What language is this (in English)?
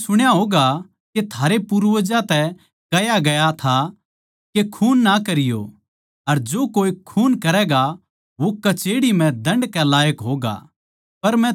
Haryanvi